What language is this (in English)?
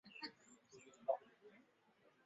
Swahili